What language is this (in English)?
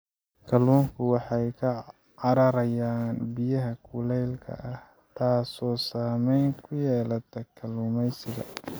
Somali